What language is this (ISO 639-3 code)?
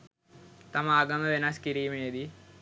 sin